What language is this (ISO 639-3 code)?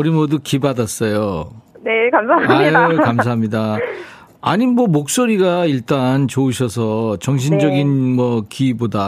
kor